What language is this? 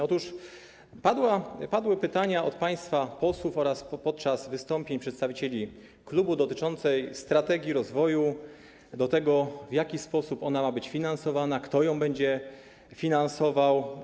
Polish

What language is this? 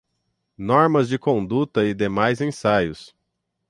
Portuguese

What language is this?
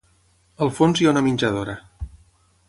Catalan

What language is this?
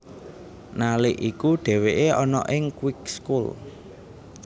Javanese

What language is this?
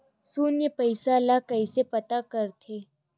Chhattisgarhi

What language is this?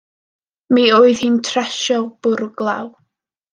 Welsh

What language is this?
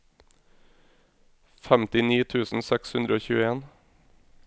Norwegian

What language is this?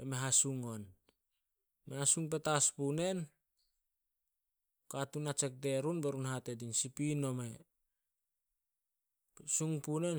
Solos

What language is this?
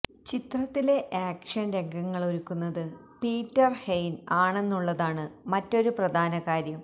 Malayalam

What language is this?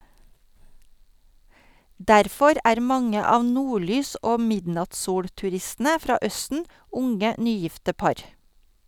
Norwegian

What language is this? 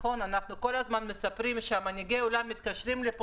Hebrew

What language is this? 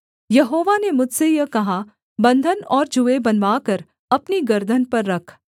Hindi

